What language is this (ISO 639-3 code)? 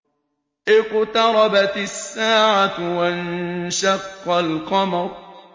ara